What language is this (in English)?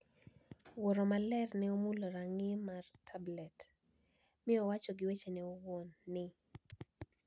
Luo (Kenya and Tanzania)